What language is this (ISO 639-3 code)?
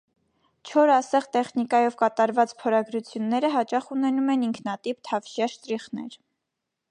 hye